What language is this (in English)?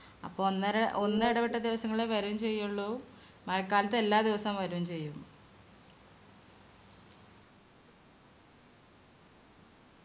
Malayalam